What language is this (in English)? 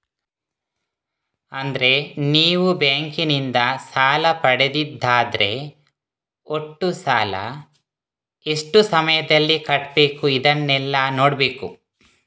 Kannada